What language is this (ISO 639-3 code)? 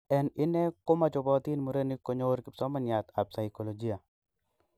kln